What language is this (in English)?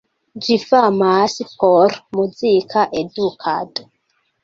Esperanto